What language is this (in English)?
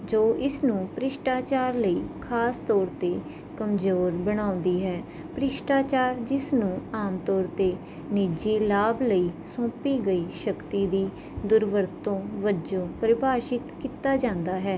Punjabi